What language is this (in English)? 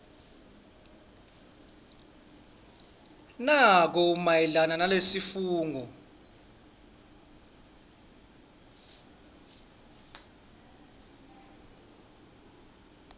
Swati